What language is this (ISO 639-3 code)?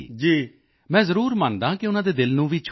pan